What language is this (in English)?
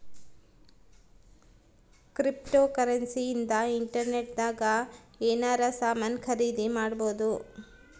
Kannada